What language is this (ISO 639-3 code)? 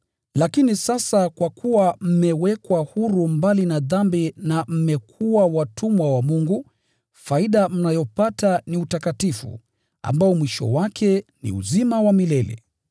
swa